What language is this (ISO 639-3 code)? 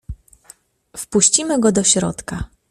pol